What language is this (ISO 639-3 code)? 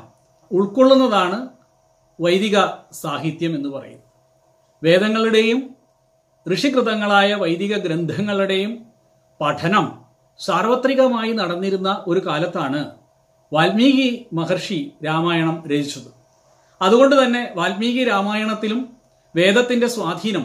mal